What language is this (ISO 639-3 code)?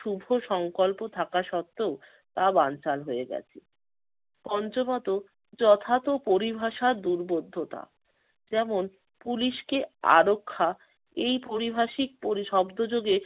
ben